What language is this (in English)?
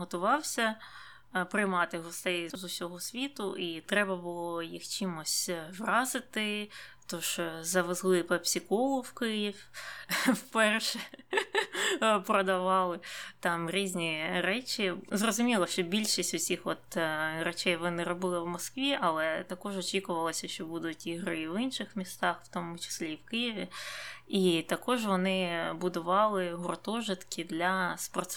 Ukrainian